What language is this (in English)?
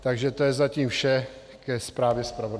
Czech